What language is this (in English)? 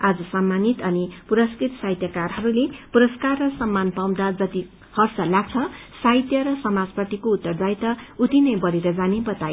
Nepali